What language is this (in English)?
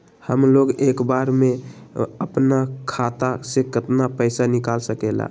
Magahi